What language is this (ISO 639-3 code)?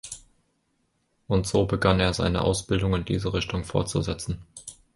deu